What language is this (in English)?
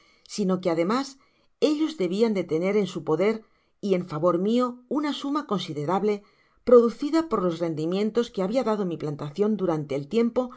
Spanish